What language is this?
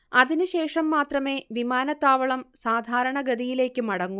Malayalam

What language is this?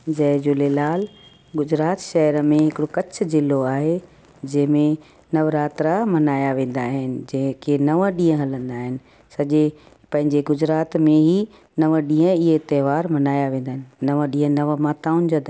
Sindhi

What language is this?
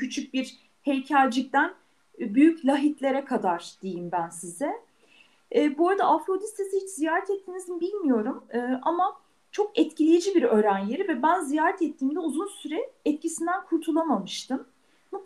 Turkish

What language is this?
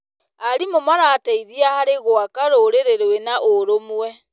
Kikuyu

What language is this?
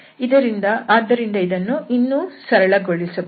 Kannada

